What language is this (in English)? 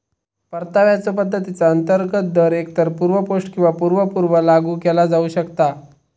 Marathi